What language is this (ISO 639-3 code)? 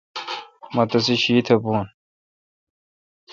xka